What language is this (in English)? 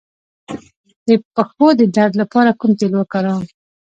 Pashto